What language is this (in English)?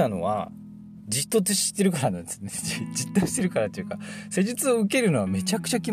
Japanese